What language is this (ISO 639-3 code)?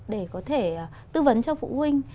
vie